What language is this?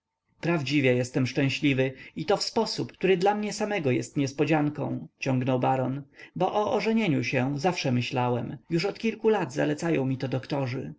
Polish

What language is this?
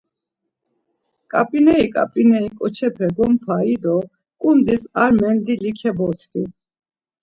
Laz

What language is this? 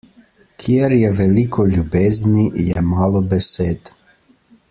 Slovenian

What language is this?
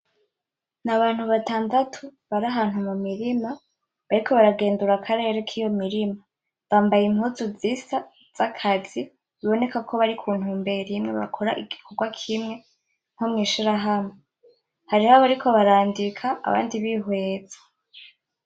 Rundi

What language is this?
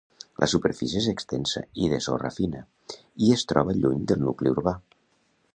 Catalan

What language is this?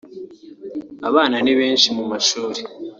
Kinyarwanda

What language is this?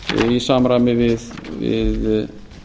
Icelandic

